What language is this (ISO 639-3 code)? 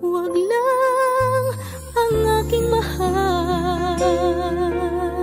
ind